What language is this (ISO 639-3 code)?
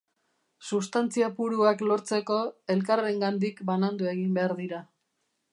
eus